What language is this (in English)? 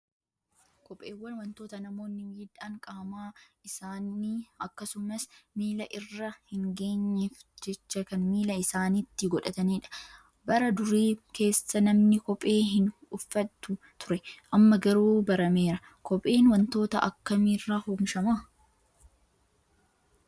Oromo